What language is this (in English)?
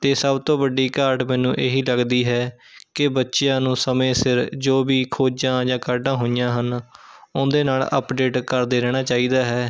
Punjabi